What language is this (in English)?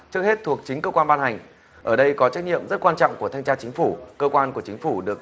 Vietnamese